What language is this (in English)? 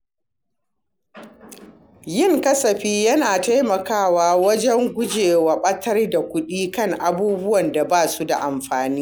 Hausa